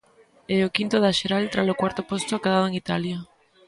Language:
Galician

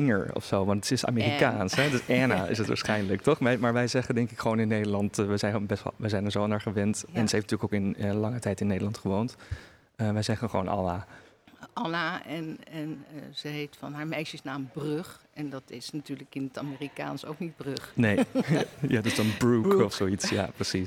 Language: Dutch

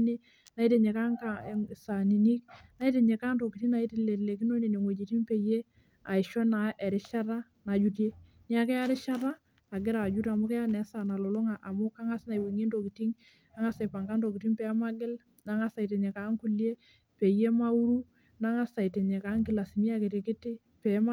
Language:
Masai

